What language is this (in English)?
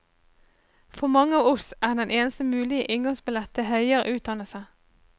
Norwegian